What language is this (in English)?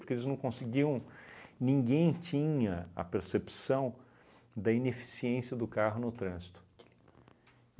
Portuguese